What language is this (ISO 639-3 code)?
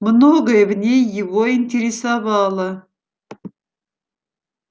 rus